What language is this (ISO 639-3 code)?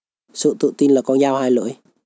vie